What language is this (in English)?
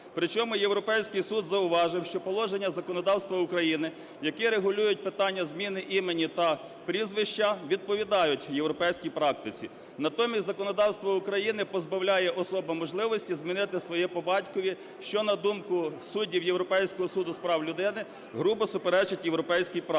Ukrainian